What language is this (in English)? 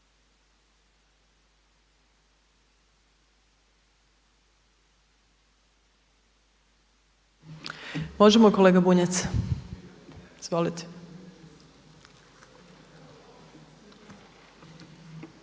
Croatian